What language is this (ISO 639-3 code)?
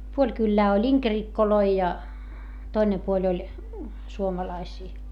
fin